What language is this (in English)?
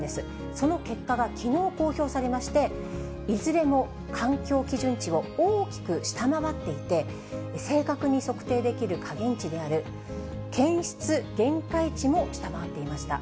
Japanese